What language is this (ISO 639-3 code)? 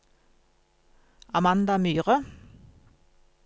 nor